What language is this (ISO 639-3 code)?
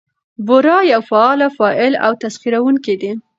pus